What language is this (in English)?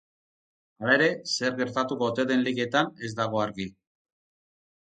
Basque